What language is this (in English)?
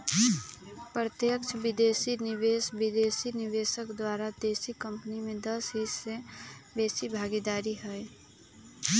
Magahi